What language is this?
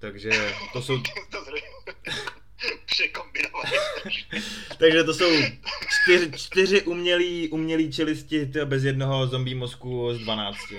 Czech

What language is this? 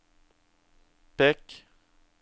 Norwegian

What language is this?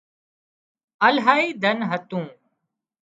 Wadiyara Koli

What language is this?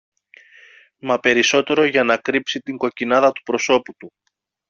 Greek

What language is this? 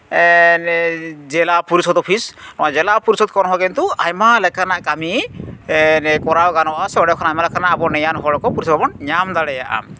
Santali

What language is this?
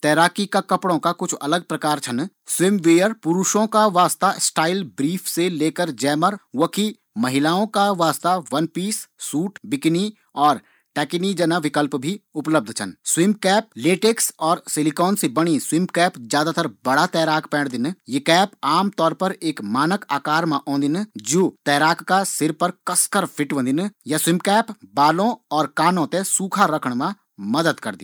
Garhwali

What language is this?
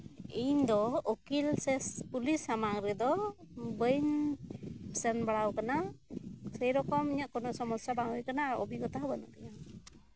Santali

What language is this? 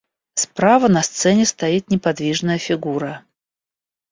Russian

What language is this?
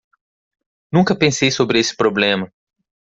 Portuguese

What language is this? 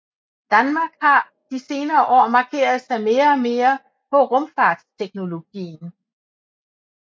Danish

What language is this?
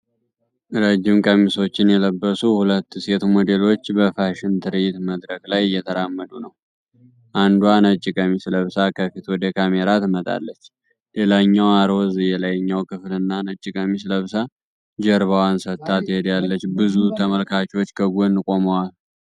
Amharic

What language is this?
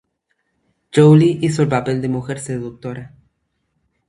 Spanish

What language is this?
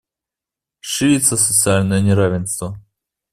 Russian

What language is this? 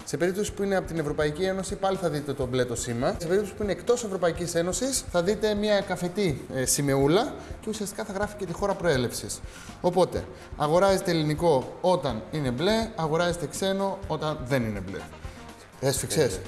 Greek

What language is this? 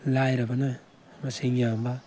Manipuri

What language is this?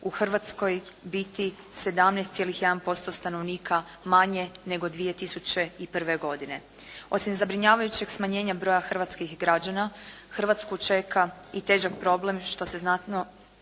Croatian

